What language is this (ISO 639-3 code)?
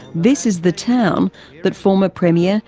eng